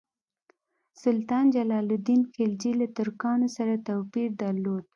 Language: Pashto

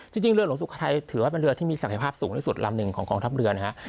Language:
Thai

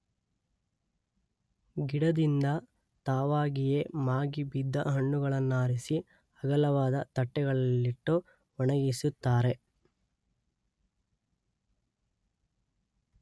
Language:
Kannada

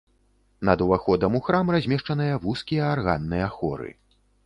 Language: Belarusian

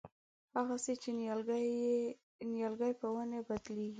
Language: Pashto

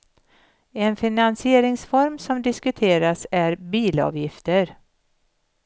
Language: Swedish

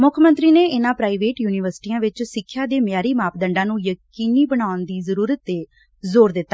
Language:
Punjabi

